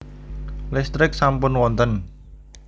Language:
Javanese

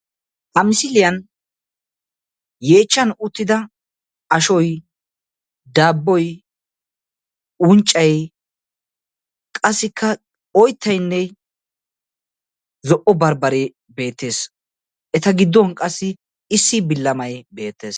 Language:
Wolaytta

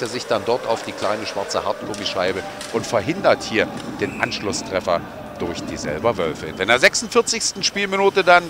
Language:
German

